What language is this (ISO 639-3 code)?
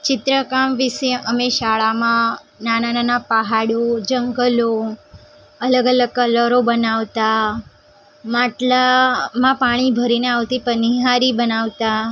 guj